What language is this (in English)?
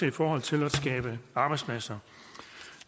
Danish